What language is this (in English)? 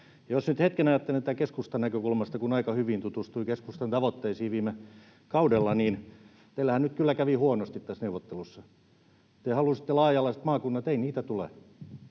Finnish